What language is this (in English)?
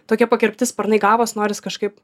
Lithuanian